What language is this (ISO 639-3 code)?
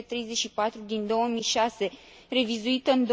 ron